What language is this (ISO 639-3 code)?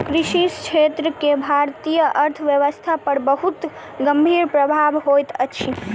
mai